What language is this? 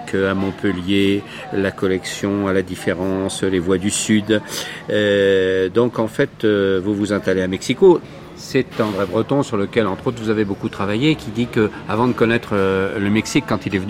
French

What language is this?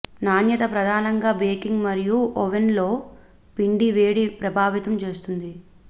Telugu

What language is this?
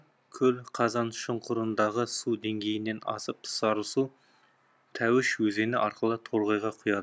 Kazakh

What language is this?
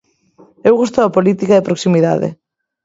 Galician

